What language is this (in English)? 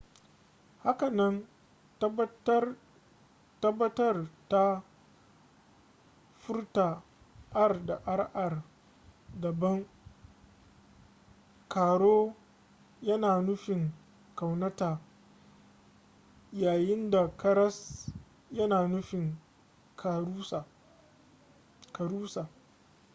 Hausa